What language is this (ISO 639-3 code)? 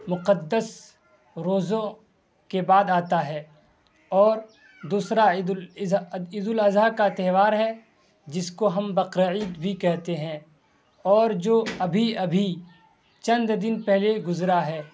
urd